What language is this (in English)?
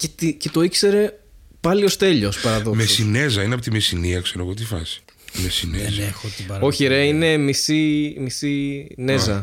Greek